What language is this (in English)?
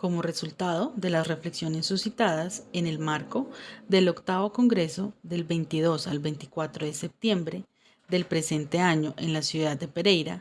Spanish